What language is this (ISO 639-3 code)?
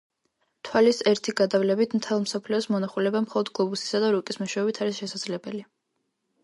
kat